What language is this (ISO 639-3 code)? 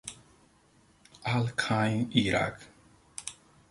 spa